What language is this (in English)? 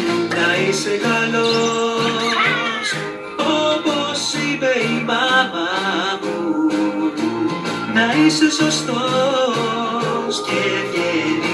Greek